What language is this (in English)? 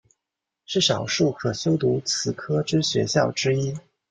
Chinese